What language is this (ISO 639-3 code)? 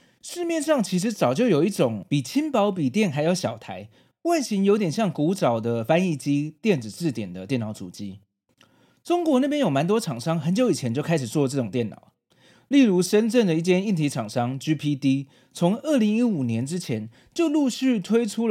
zho